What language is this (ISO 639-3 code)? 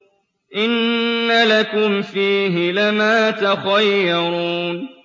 ara